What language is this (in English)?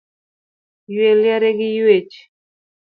Luo (Kenya and Tanzania)